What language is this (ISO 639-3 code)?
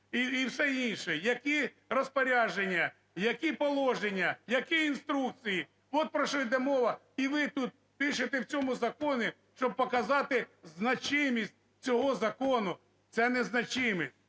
ukr